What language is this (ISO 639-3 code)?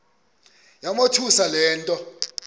xho